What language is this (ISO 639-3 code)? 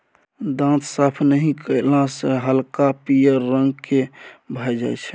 mai